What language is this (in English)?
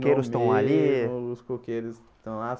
Portuguese